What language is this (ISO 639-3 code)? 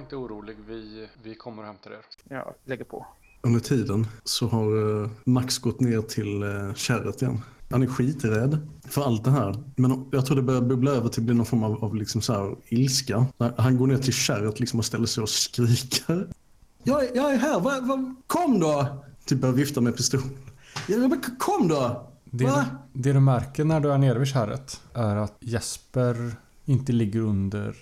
swe